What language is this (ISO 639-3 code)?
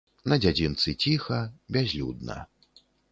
bel